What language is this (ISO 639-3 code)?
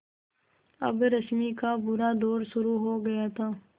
hin